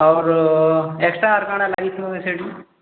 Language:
Odia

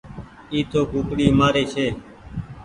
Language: Goaria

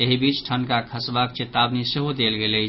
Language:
Maithili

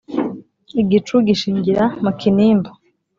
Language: Kinyarwanda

